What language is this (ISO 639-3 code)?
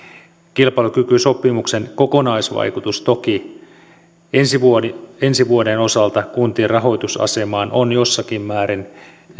fin